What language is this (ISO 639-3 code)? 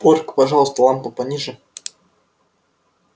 rus